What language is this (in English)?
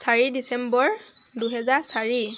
Assamese